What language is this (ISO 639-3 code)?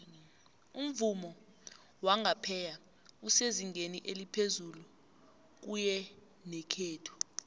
nbl